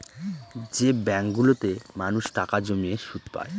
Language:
Bangla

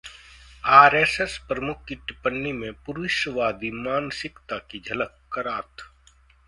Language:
Hindi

